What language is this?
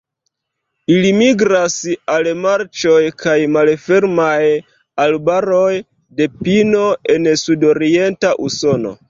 Esperanto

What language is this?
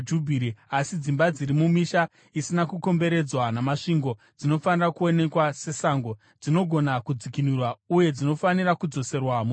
Shona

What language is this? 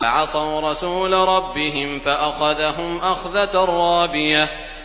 Arabic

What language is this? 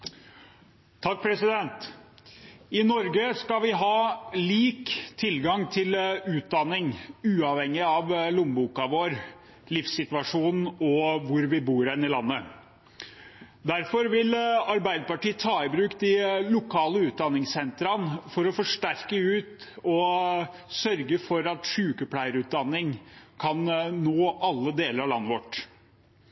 Norwegian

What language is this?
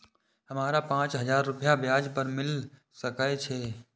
Maithili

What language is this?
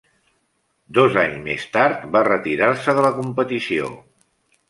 Catalan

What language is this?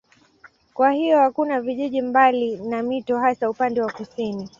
Swahili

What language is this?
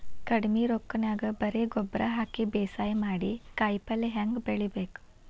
Kannada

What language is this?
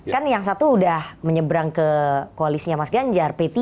Indonesian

